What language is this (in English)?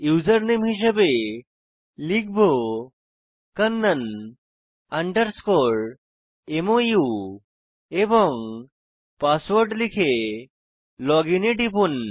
Bangla